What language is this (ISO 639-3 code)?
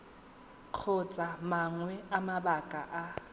tsn